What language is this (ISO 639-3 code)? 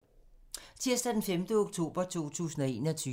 dan